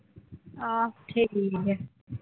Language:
Punjabi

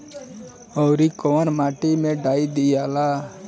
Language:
Bhojpuri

